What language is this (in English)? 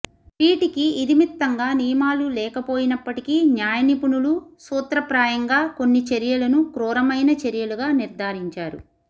Telugu